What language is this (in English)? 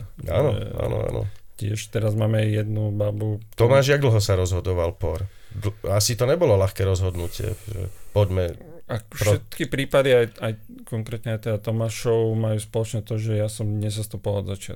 Slovak